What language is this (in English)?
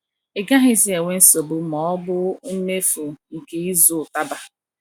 Igbo